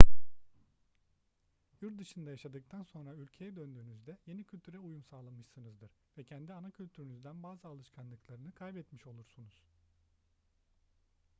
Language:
Turkish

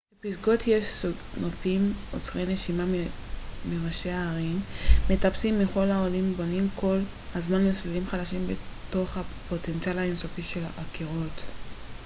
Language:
Hebrew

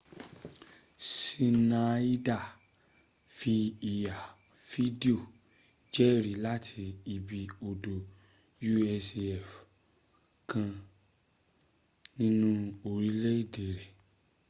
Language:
Yoruba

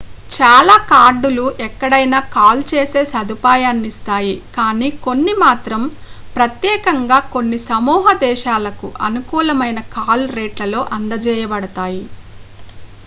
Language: Telugu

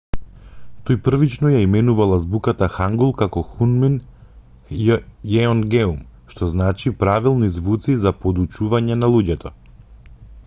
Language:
Macedonian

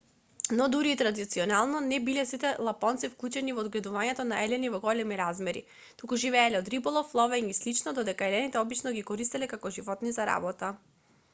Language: Macedonian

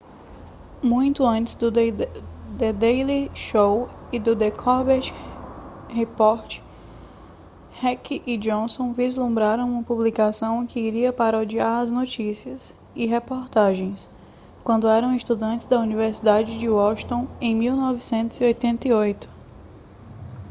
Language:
Portuguese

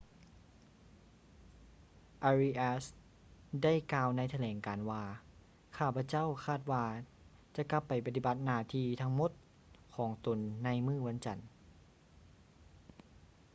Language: Lao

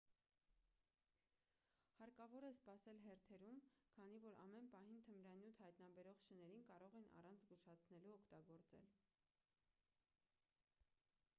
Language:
Armenian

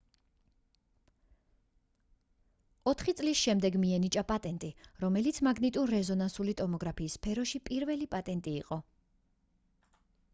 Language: Georgian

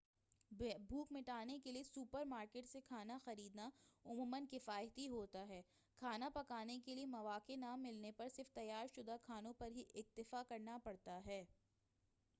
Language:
Urdu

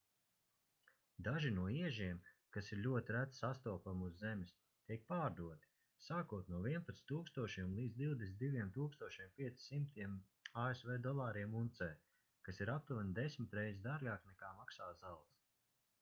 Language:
Latvian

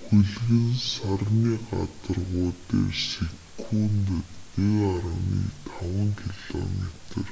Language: Mongolian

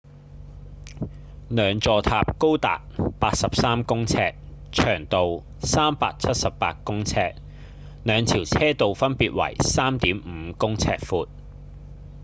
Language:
Cantonese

